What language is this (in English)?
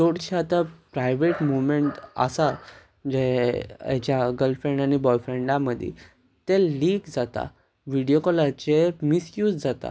Konkani